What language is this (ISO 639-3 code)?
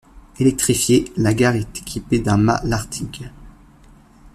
fra